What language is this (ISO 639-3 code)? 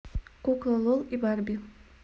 rus